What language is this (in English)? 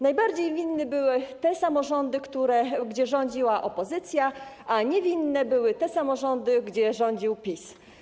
Polish